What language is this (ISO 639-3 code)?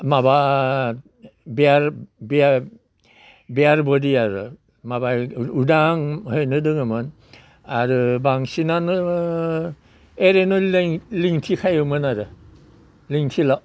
brx